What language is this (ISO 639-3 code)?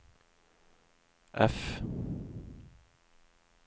nor